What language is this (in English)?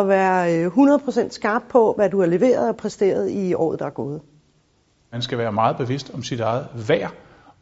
Danish